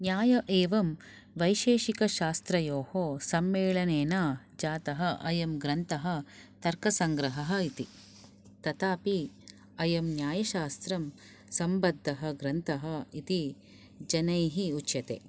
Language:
Sanskrit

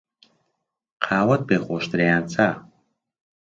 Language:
Central Kurdish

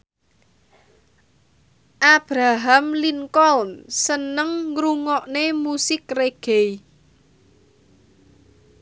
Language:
Javanese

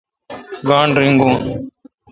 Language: Kalkoti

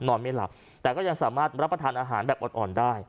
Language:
Thai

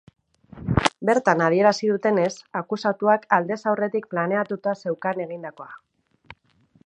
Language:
Basque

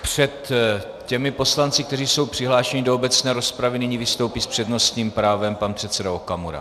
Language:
Czech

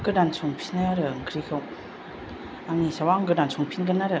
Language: Bodo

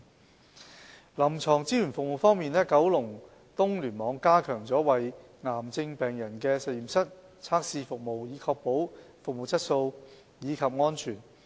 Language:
Cantonese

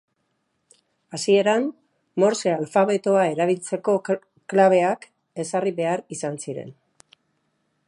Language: Basque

